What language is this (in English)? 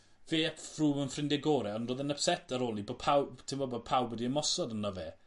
Welsh